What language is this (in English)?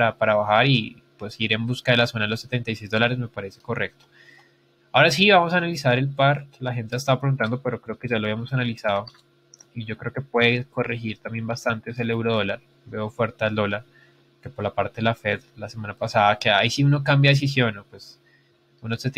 Spanish